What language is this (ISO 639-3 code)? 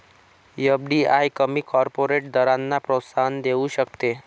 mar